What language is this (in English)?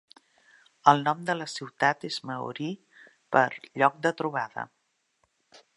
Catalan